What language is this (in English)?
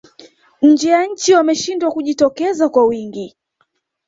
Swahili